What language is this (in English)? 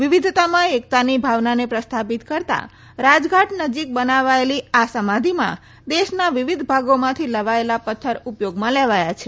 Gujarati